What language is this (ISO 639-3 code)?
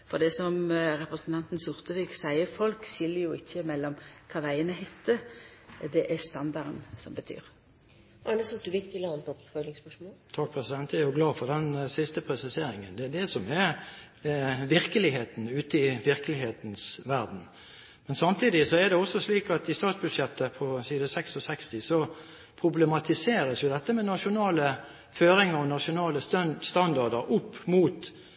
nor